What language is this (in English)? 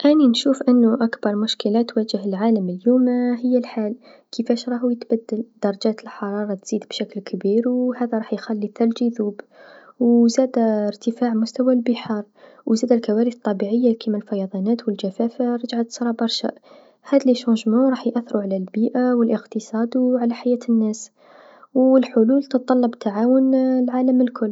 Tunisian Arabic